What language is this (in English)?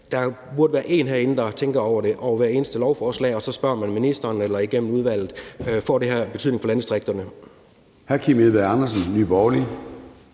Danish